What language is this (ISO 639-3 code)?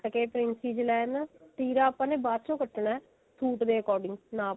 pan